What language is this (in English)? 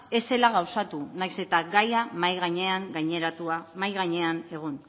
Basque